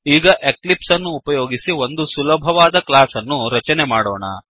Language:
Kannada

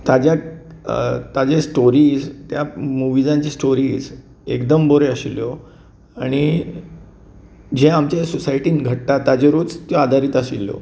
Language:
Konkani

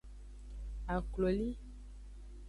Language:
Aja (Benin)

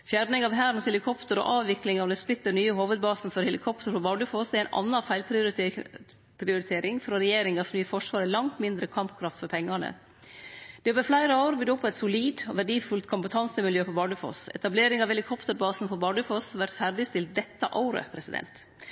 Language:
Norwegian Nynorsk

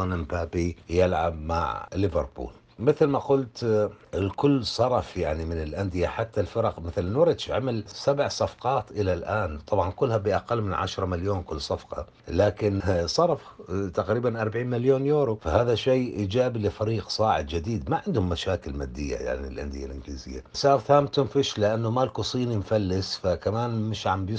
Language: Arabic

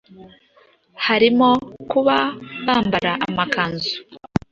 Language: Kinyarwanda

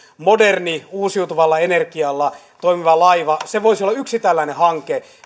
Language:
Finnish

